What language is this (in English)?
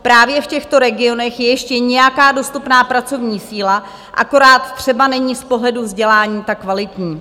Czech